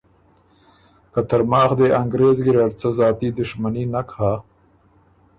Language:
Ormuri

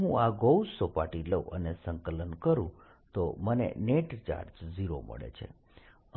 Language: Gujarati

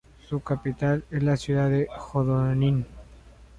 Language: Spanish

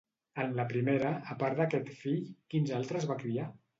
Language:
Catalan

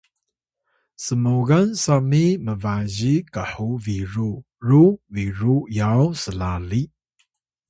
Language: Atayal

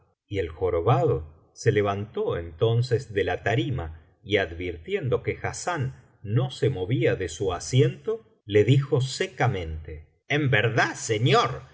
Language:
Spanish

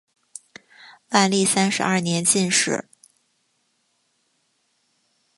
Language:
Chinese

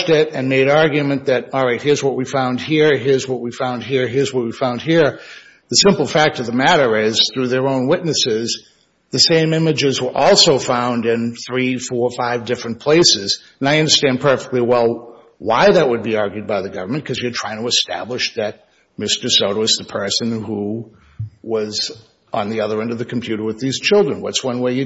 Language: English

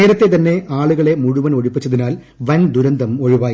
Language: Malayalam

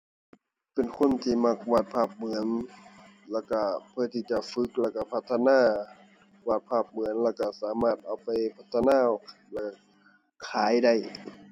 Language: Thai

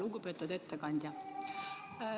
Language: Estonian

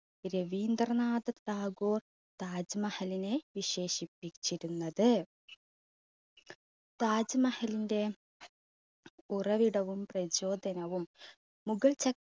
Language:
Malayalam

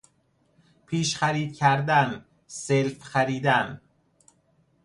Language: Persian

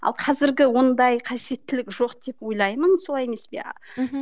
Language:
Kazakh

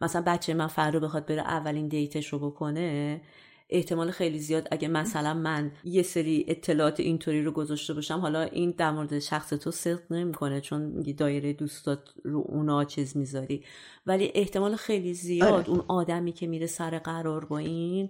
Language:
Persian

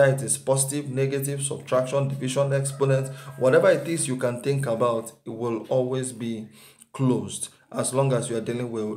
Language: English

